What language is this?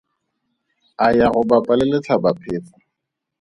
Tswana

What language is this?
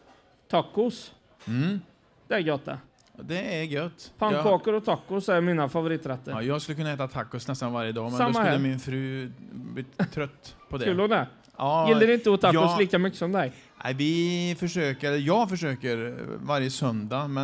Swedish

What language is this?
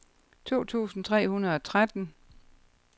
Danish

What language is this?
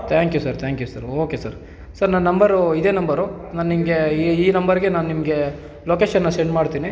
Kannada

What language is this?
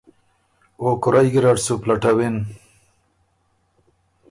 Ormuri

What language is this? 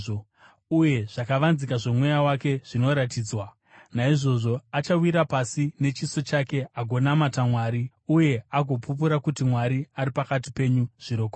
Shona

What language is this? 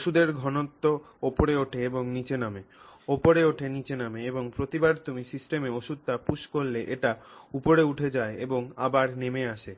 Bangla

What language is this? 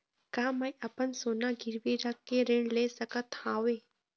Chhattisgarhi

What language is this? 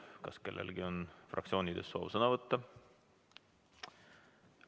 Estonian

